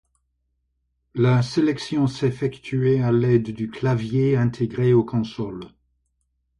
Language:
French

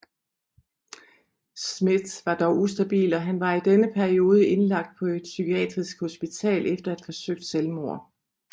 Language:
Danish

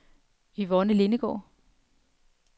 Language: Danish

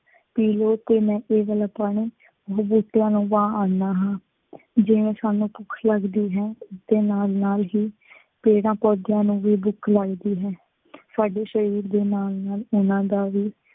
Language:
Punjabi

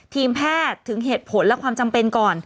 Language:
Thai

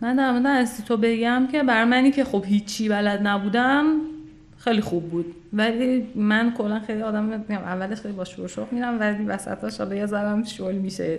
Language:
Persian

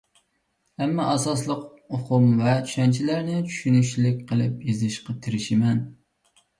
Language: Uyghur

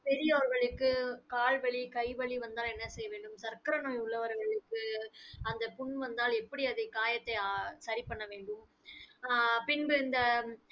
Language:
Tamil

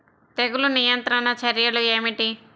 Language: Telugu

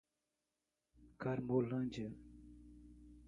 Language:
Portuguese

